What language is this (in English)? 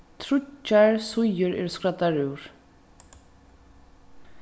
Faroese